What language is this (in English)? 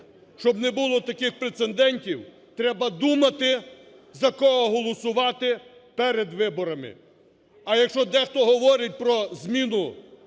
Ukrainian